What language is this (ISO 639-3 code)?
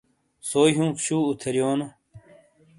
scl